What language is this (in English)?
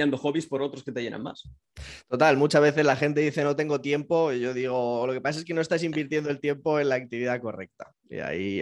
Spanish